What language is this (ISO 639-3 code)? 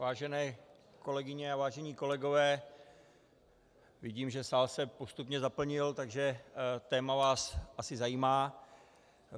ces